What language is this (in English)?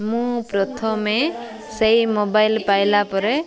Odia